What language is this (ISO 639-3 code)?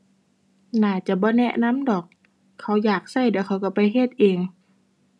tha